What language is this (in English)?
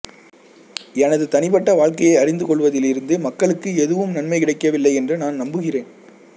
Tamil